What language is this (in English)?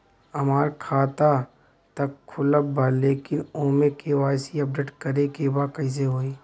Bhojpuri